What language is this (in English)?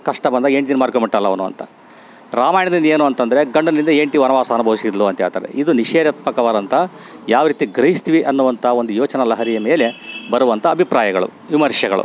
Kannada